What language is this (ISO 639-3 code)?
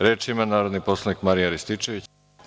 srp